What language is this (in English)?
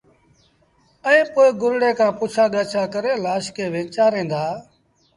Sindhi Bhil